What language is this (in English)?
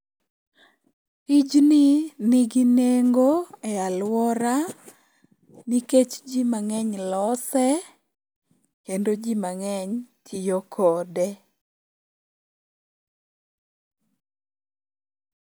Luo (Kenya and Tanzania)